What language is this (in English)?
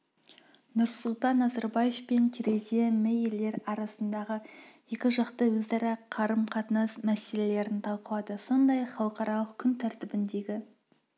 Kazakh